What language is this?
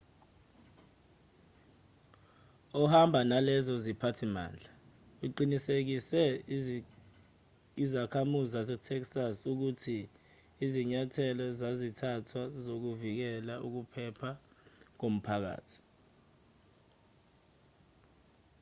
Zulu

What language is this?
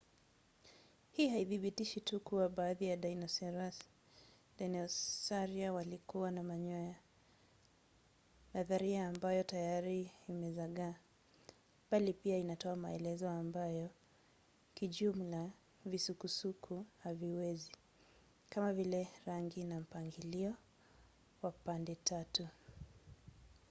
Swahili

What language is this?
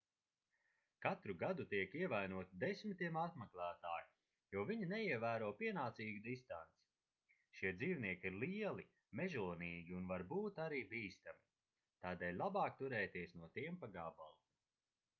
Latvian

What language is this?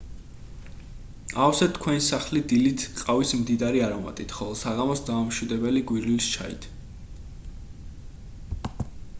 Georgian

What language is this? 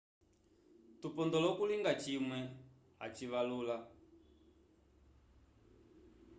Umbundu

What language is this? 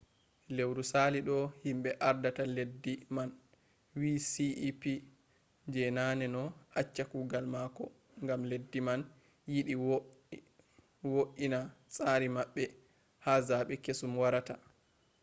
Fula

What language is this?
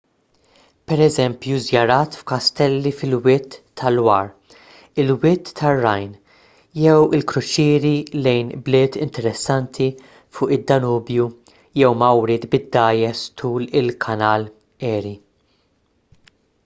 Maltese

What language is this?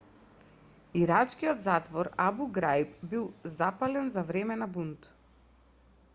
Macedonian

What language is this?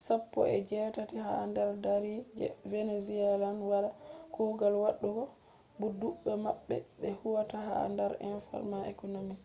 Fula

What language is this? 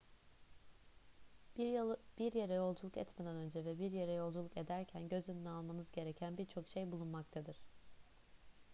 Turkish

